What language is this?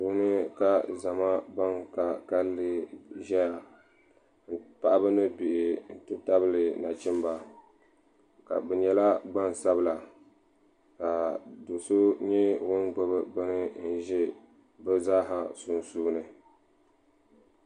Dagbani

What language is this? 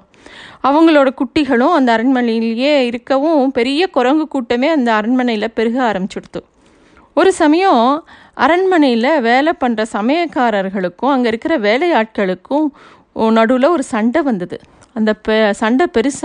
Tamil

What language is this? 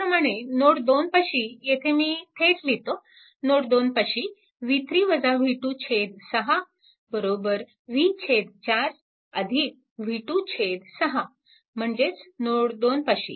Marathi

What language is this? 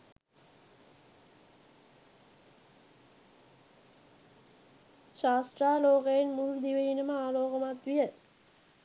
Sinhala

